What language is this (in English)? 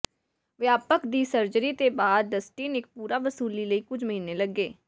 Punjabi